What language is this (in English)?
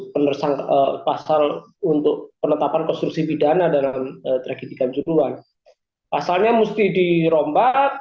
Indonesian